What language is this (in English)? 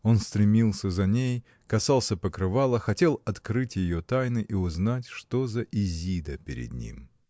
Russian